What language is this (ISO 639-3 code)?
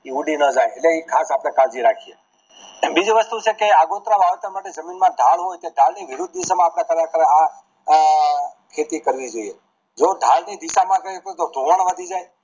guj